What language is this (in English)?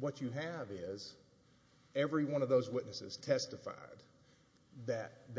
English